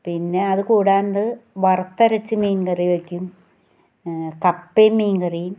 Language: Malayalam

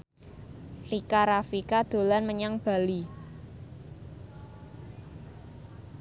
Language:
Javanese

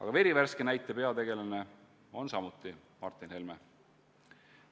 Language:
Estonian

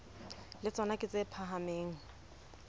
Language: Southern Sotho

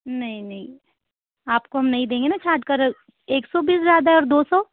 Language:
Hindi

